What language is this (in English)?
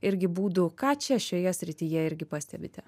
Lithuanian